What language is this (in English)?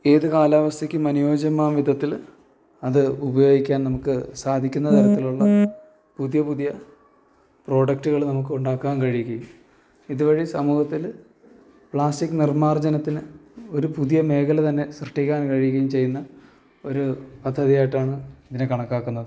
Malayalam